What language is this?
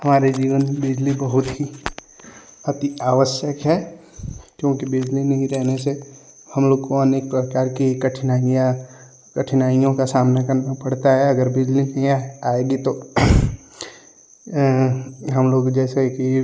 Hindi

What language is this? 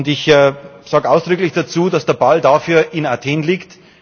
German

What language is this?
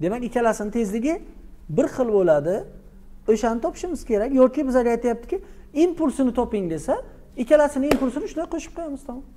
Turkish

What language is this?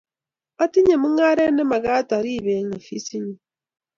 Kalenjin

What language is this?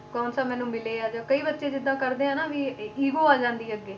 Punjabi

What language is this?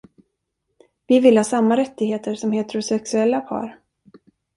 Swedish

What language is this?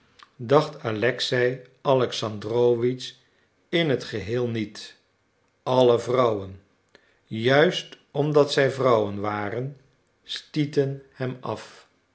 Dutch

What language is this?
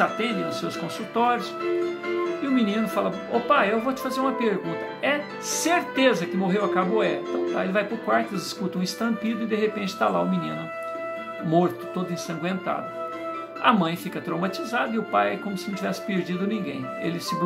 Portuguese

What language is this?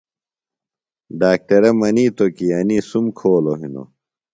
Phalura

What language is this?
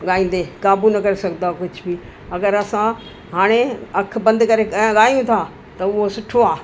Sindhi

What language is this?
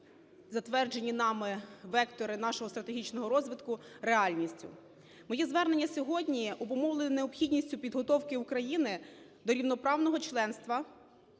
Ukrainian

